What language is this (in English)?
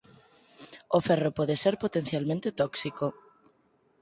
Galician